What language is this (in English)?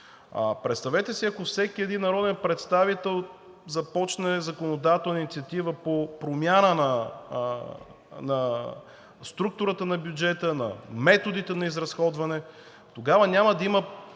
Bulgarian